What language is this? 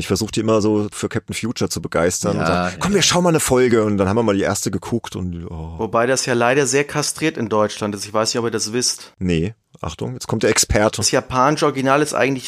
German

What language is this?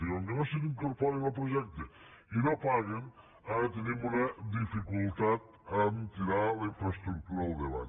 Catalan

